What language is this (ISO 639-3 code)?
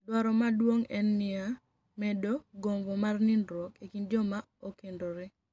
luo